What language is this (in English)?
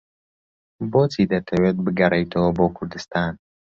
Central Kurdish